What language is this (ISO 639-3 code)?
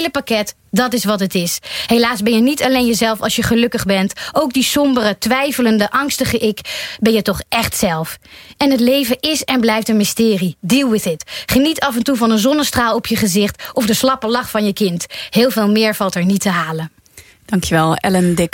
nld